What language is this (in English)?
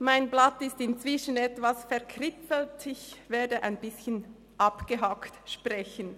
Swiss German